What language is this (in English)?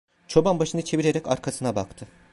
Turkish